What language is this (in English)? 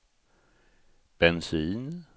Swedish